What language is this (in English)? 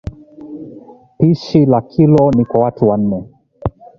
Swahili